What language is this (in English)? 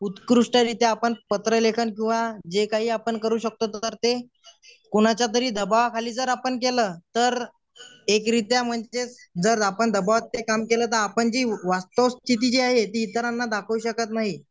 Marathi